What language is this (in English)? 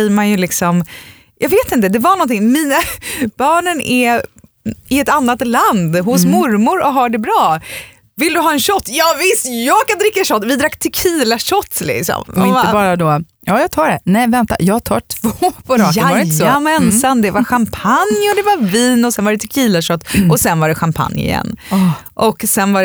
Swedish